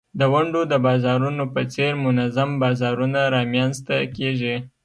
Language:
Pashto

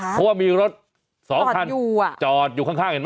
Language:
Thai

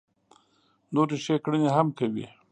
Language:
Pashto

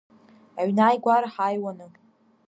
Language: Abkhazian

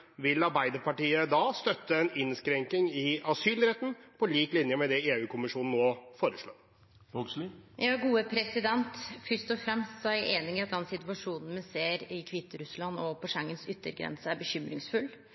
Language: Norwegian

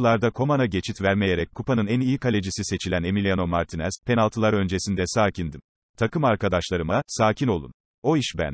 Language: Turkish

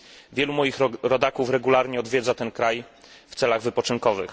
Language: Polish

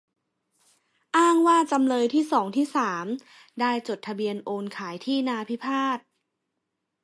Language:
Thai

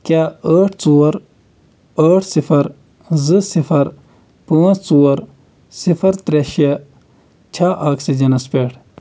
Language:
Kashmiri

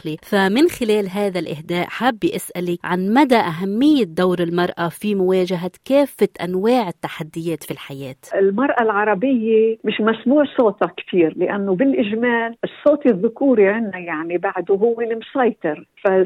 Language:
Arabic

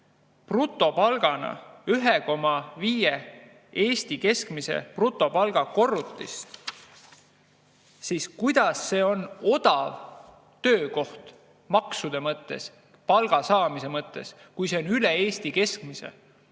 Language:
Estonian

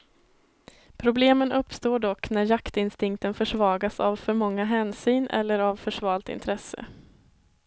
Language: Swedish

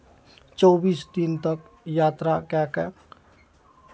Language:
Maithili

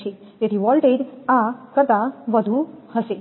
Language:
Gujarati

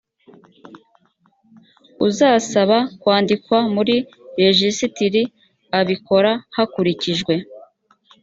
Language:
Kinyarwanda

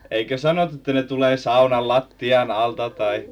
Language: Finnish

